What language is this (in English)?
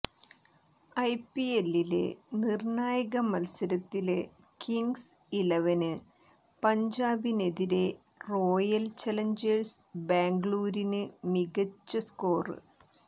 Malayalam